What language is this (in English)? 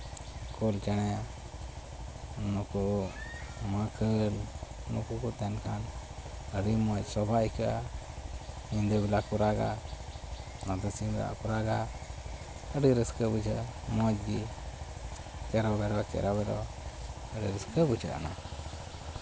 Santali